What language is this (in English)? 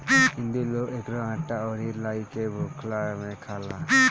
Bhojpuri